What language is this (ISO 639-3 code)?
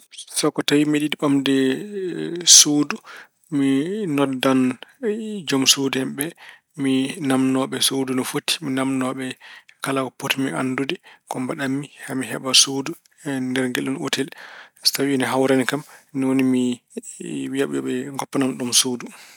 ful